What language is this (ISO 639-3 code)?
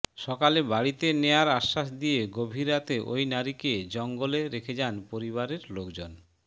ben